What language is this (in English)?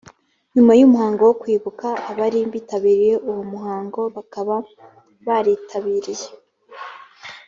Kinyarwanda